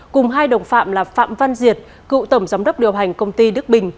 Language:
Vietnamese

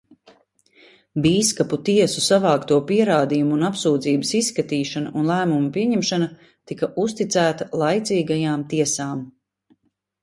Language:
Latvian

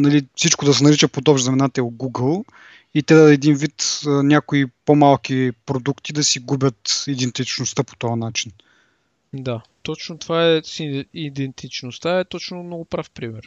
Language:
Bulgarian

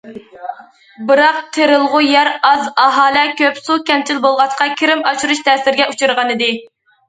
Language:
Uyghur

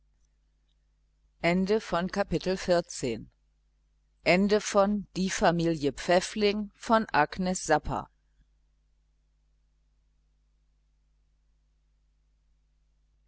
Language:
German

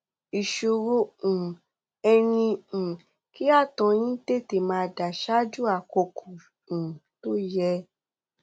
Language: Yoruba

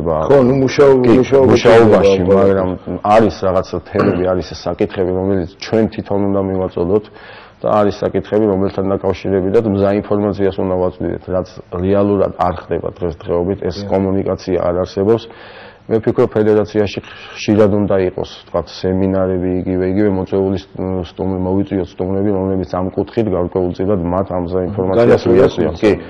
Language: Romanian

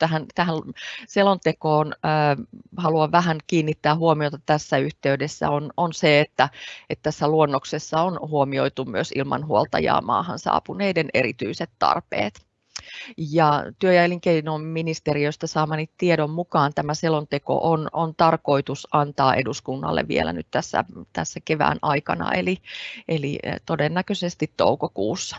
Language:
Finnish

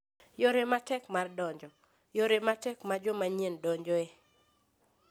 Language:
Luo (Kenya and Tanzania)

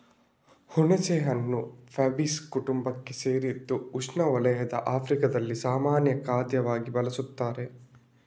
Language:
Kannada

